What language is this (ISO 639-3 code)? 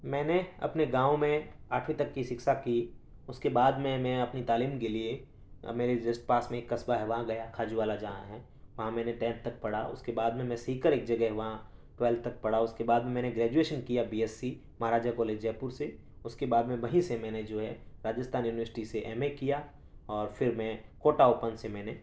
urd